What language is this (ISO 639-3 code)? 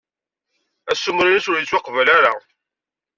kab